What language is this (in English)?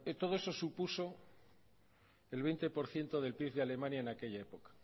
Spanish